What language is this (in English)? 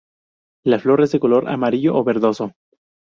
Spanish